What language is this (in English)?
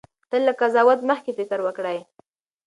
Pashto